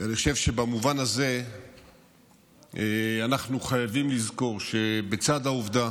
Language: Hebrew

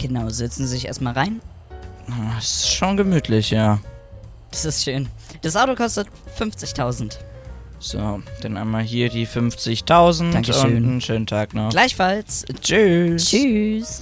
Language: German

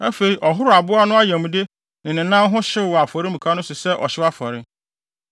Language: Akan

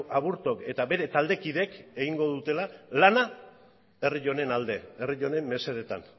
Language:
Basque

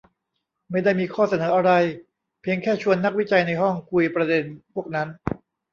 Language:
Thai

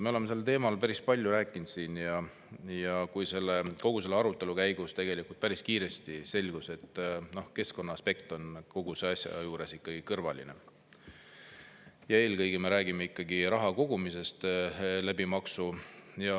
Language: Estonian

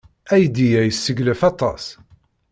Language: Kabyle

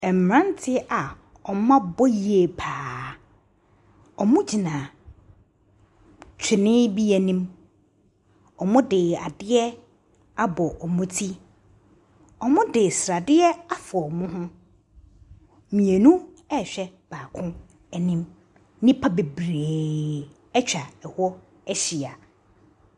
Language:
Akan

